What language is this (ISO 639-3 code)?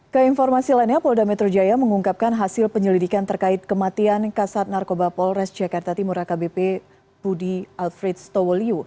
ind